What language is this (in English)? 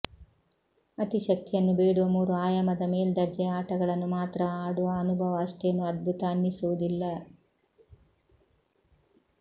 Kannada